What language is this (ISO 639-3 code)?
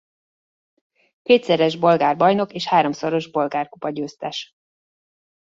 hun